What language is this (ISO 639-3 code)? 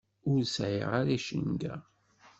kab